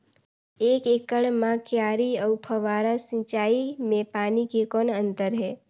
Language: Chhattisgarhi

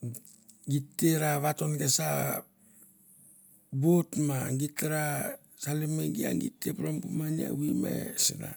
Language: Mandara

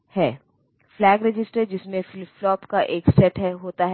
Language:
Hindi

